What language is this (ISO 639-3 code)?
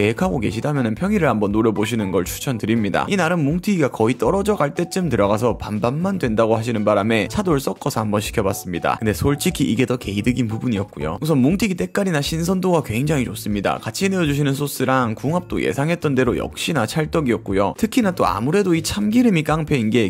kor